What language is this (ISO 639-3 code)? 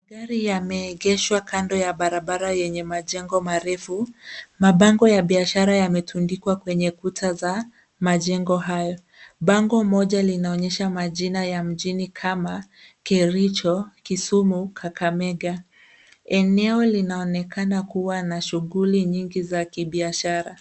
swa